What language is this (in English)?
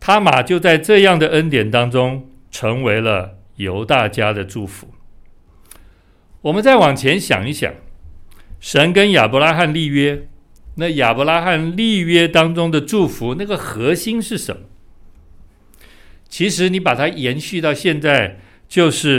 Chinese